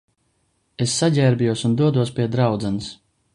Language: Latvian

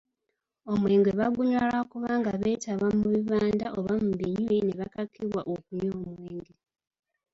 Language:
Ganda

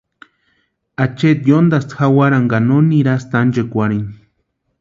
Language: Western Highland Purepecha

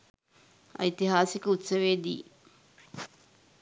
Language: Sinhala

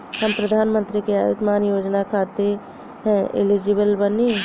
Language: Bhojpuri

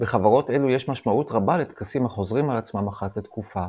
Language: Hebrew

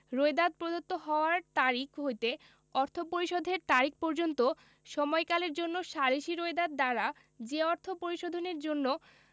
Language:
Bangla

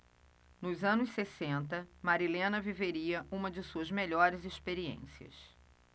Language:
Portuguese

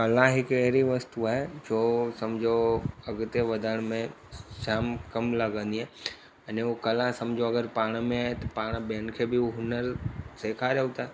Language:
Sindhi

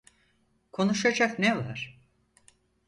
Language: Turkish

